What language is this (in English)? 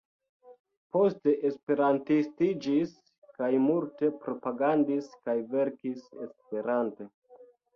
Esperanto